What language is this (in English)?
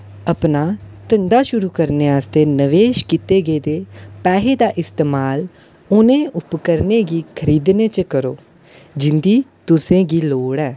Dogri